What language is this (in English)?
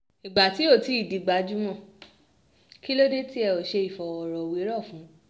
Yoruba